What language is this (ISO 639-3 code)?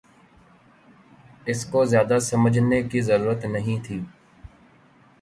urd